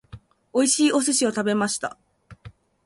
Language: Japanese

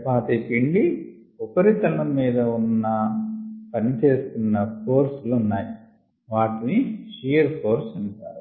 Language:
Telugu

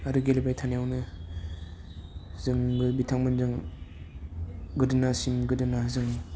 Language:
Bodo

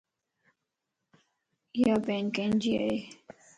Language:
Lasi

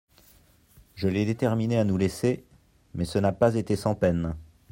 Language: French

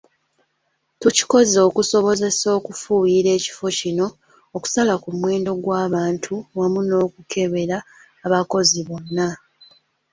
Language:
Ganda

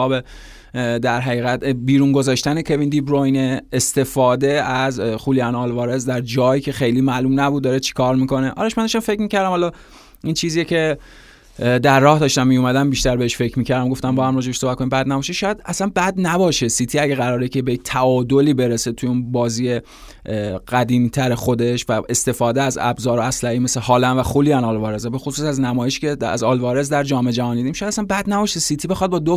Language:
Persian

